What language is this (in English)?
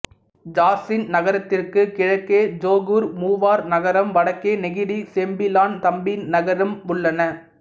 Tamil